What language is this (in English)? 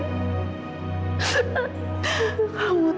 Indonesian